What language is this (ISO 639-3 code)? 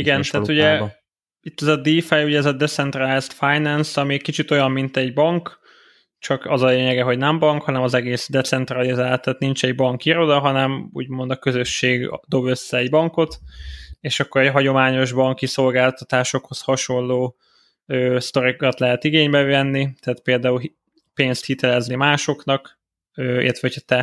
hun